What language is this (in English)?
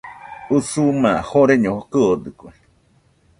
Nüpode Huitoto